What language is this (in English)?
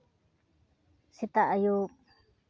Santali